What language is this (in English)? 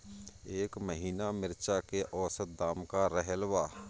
Bhojpuri